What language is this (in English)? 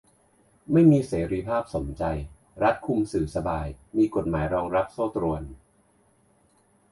Thai